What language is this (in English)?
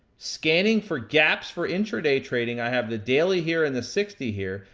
English